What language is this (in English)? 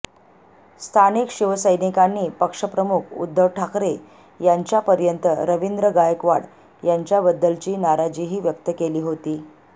Marathi